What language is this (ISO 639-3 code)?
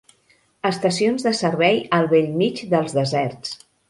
cat